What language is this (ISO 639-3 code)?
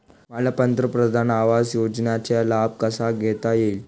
mar